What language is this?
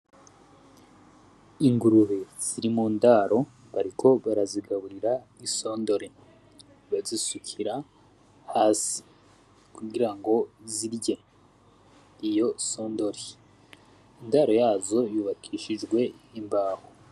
Rundi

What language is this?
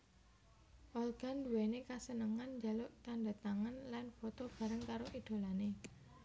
Javanese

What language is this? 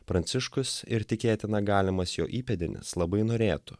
Lithuanian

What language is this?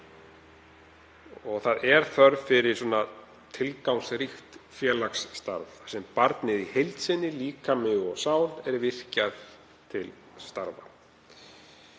Icelandic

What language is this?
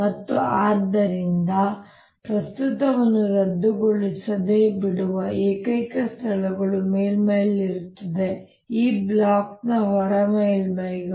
Kannada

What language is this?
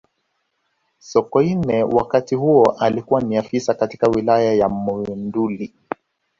Swahili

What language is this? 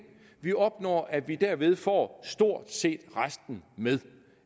Danish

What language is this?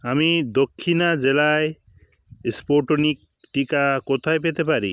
Bangla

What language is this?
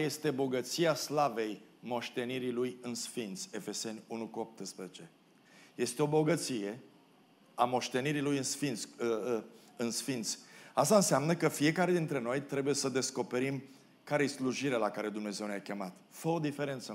Romanian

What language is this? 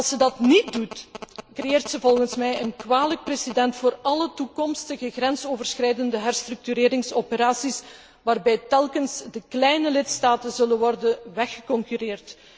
Dutch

